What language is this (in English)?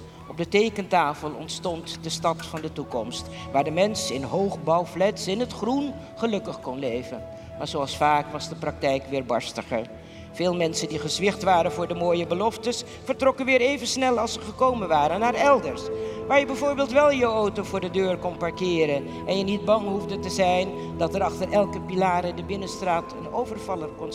Dutch